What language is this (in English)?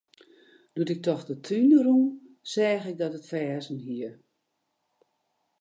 Western Frisian